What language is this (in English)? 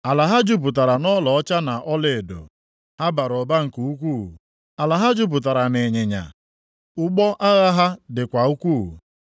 Igbo